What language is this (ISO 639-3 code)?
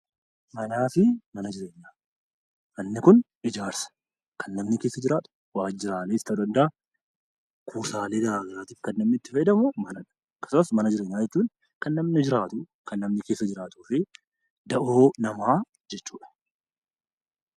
orm